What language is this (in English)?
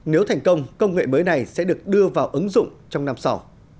Vietnamese